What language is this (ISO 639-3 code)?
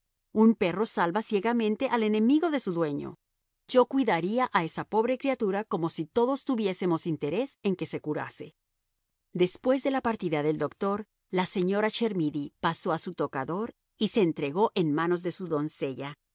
spa